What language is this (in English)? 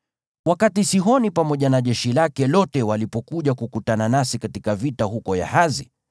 Swahili